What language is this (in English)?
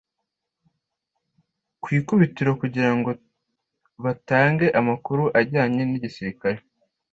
Kinyarwanda